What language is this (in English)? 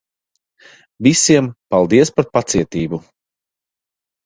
Latvian